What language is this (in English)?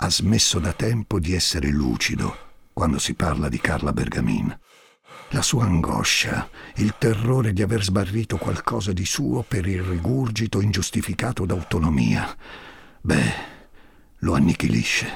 Italian